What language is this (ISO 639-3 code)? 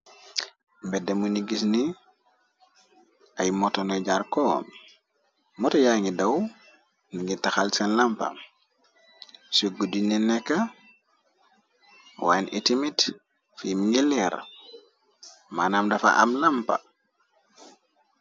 wol